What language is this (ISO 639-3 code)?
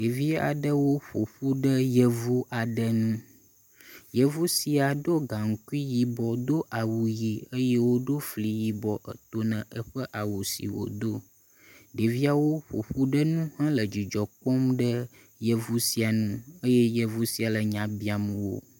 ewe